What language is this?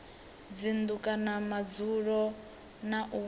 Venda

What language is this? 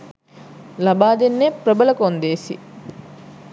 Sinhala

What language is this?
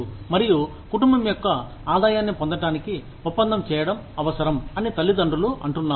Telugu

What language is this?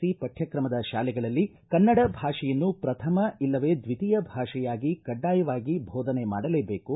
Kannada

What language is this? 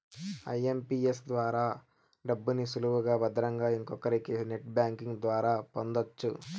Telugu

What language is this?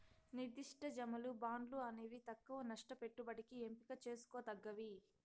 Telugu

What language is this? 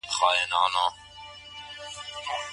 Pashto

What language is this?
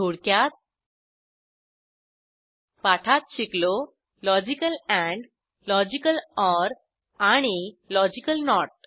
Marathi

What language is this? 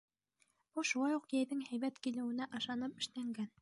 Bashkir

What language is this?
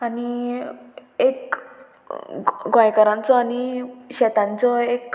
Konkani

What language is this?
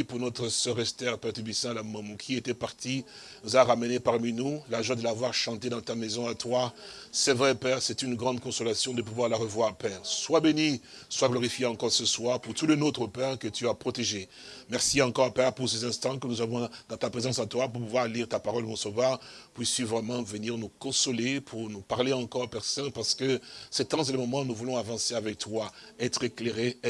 French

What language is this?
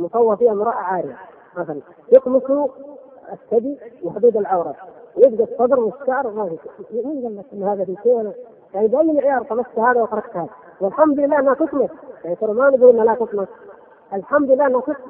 Arabic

